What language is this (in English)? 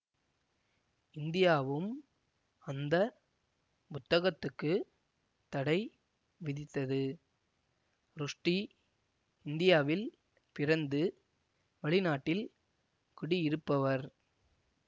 Tamil